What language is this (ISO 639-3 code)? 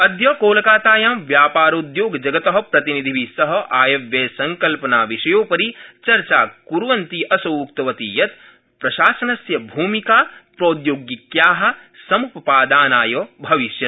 san